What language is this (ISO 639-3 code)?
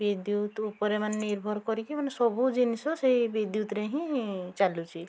ori